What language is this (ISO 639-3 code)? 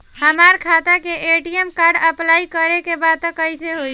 bho